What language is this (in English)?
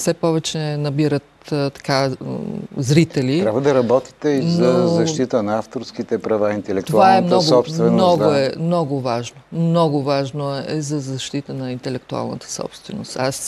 Bulgarian